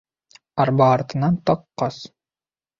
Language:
Bashkir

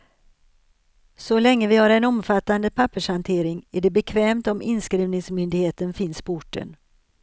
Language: Swedish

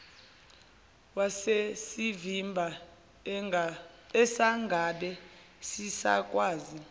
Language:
Zulu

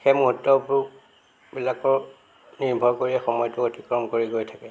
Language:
Assamese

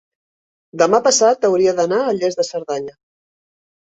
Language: Catalan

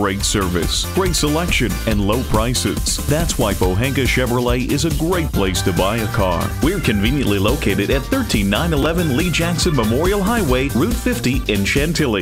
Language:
English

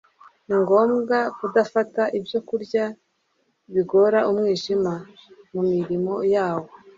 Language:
Kinyarwanda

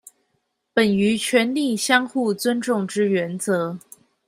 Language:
Chinese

